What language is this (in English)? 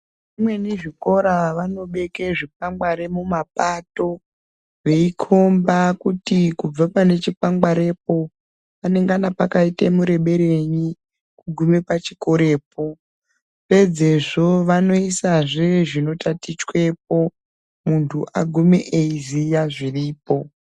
Ndau